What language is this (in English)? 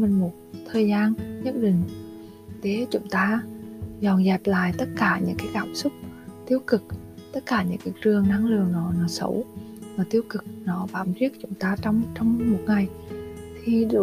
Vietnamese